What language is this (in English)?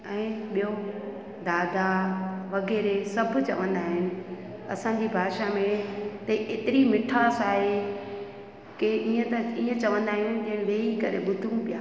Sindhi